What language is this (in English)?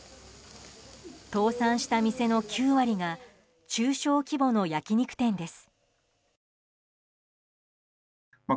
Japanese